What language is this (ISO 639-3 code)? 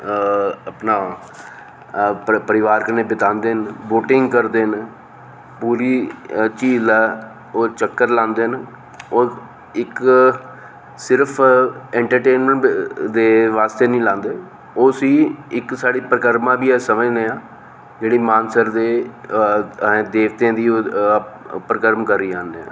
doi